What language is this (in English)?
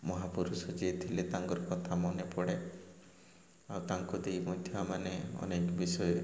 Odia